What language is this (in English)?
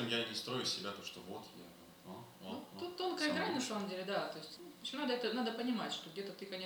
Russian